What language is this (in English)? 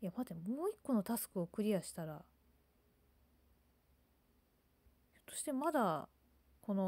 Japanese